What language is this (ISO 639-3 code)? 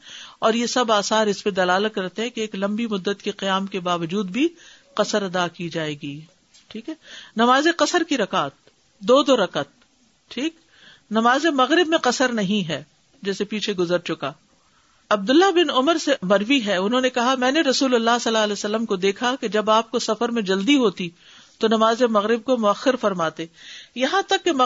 urd